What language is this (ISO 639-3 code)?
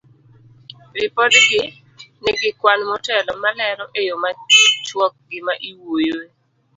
luo